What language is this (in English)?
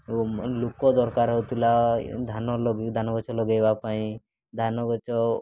Odia